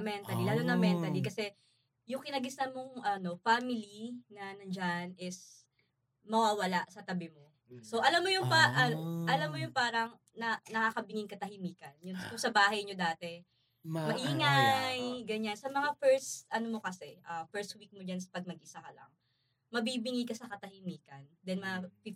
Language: Filipino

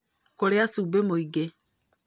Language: Kikuyu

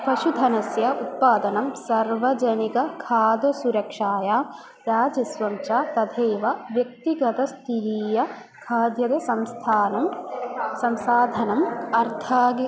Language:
Sanskrit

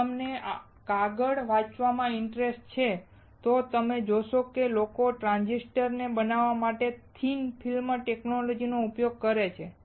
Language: Gujarati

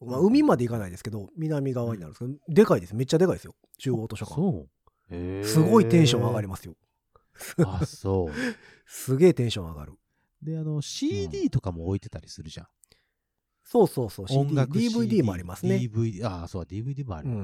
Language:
Japanese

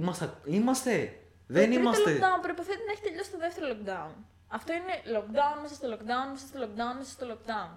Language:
Greek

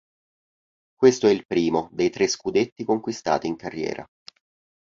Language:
Italian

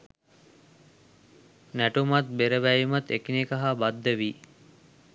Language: Sinhala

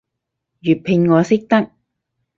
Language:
Cantonese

